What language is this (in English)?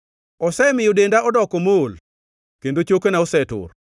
Luo (Kenya and Tanzania)